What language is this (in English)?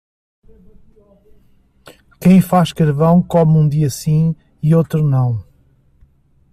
Portuguese